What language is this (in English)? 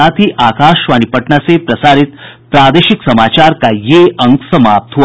Hindi